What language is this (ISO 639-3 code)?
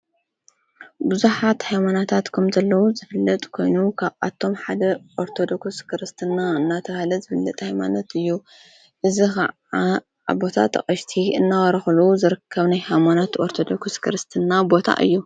tir